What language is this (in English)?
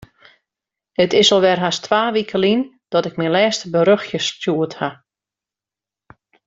Western Frisian